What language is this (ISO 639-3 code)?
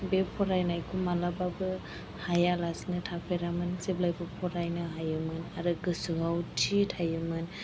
brx